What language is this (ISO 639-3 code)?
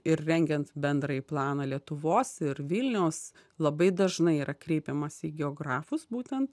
lit